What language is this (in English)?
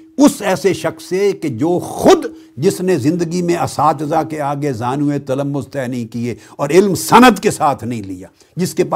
Urdu